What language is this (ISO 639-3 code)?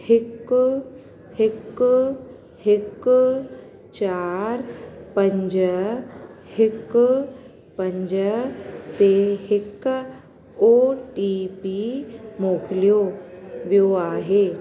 snd